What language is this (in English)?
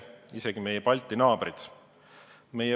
Estonian